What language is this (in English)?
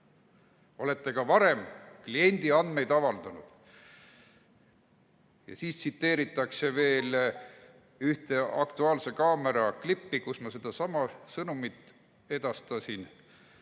Estonian